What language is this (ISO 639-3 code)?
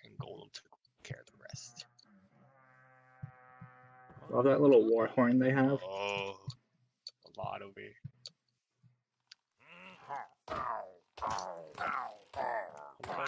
eng